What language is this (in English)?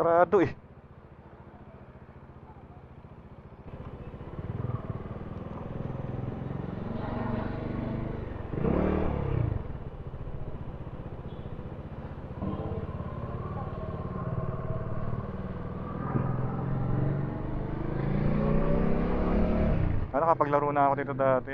Filipino